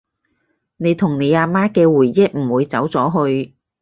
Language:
Cantonese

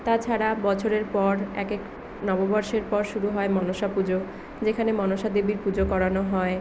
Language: Bangla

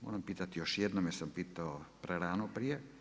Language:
Croatian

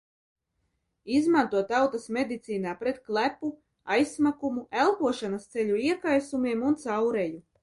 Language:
Latvian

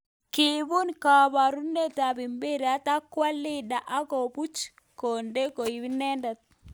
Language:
Kalenjin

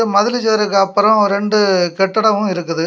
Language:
Tamil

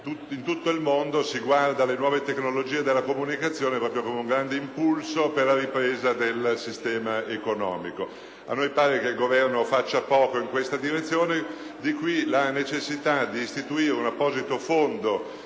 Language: Italian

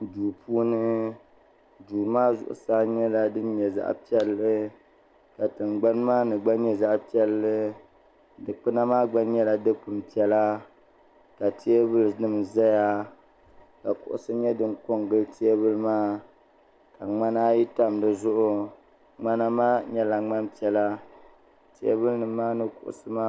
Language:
Dagbani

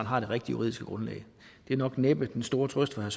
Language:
Danish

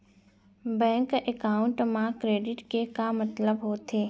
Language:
Chhattisgarhi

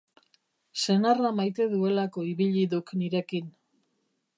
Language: Basque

